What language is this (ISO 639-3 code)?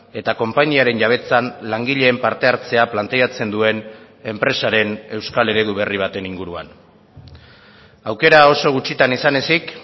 eus